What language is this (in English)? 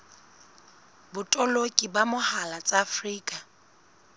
Southern Sotho